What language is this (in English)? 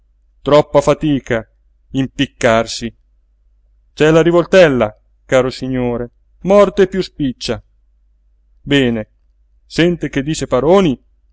Italian